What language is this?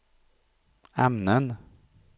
Swedish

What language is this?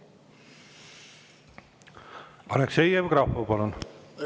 Estonian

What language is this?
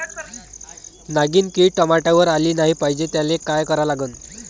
Marathi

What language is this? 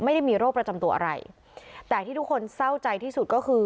Thai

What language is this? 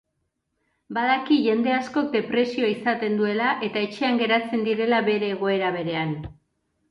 Basque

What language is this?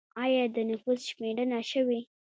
Pashto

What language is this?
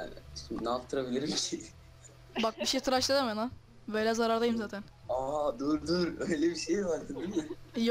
Turkish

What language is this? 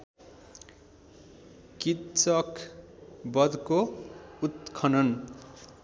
Nepali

